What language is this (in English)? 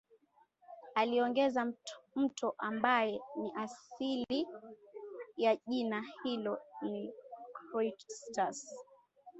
Swahili